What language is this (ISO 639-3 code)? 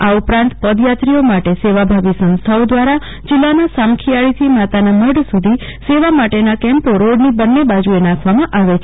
guj